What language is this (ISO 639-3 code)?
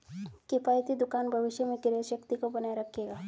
hin